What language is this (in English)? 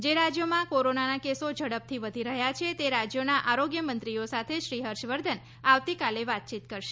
Gujarati